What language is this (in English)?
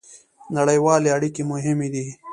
Pashto